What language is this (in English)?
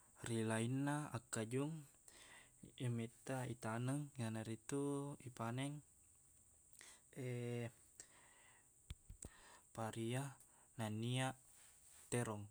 Buginese